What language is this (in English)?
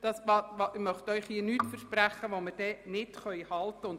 Swiss German